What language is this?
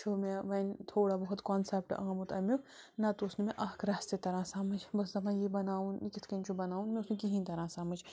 Kashmiri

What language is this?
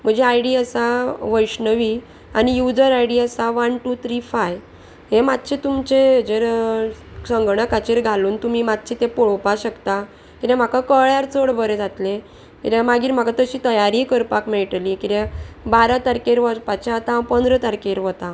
Konkani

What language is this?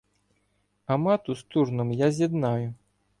Ukrainian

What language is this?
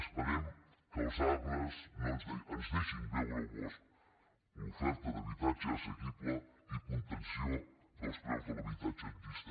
Catalan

